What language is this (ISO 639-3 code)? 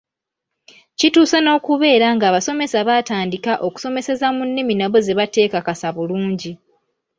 lug